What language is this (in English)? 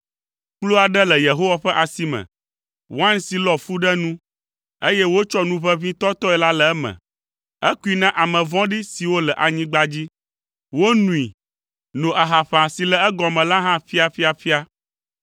Ewe